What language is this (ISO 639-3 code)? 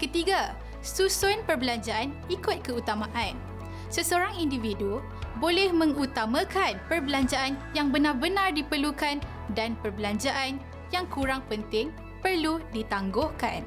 msa